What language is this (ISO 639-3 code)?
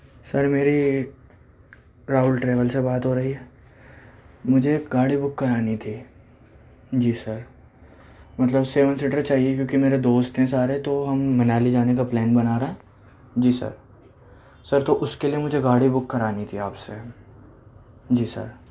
urd